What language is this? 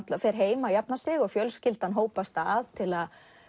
Icelandic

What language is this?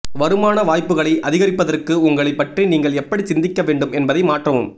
Tamil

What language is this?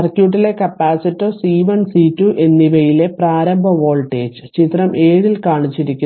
Malayalam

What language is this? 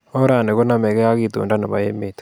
Kalenjin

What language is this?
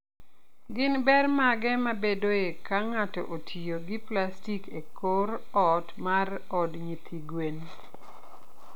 Luo (Kenya and Tanzania)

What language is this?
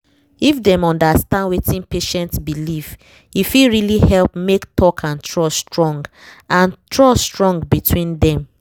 Nigerian Pidgin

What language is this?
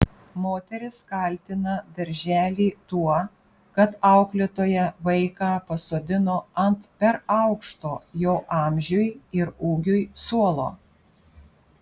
Lithuanian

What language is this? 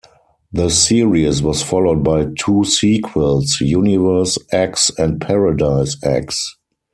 English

